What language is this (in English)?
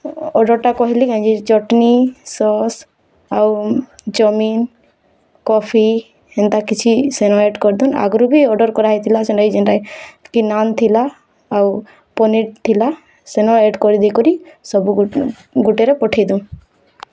Odia